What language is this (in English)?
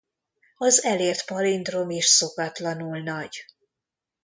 Hungarian